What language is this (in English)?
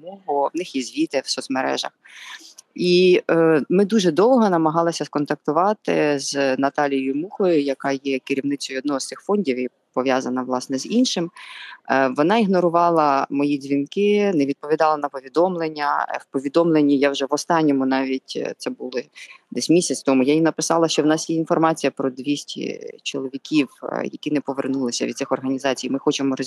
Ukrainian